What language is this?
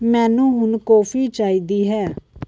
Punjabi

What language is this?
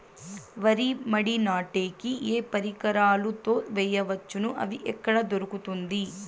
Telugu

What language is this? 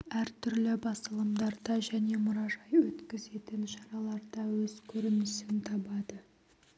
Kazakh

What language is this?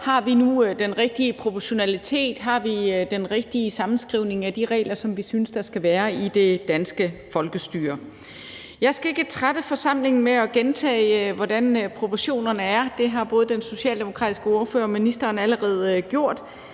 Danish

